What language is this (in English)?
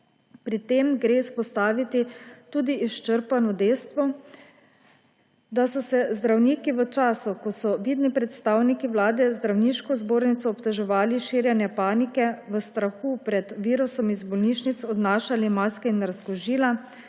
Slovenian